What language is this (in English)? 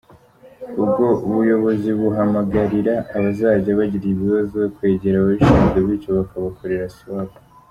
Kinyarwanda